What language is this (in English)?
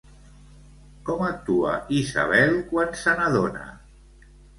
Catalan